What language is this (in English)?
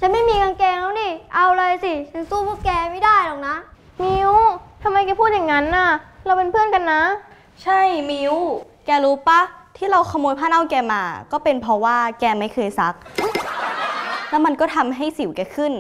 Thai